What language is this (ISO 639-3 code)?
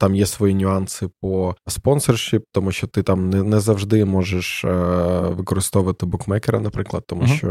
ukr